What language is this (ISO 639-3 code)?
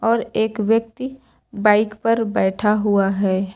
hin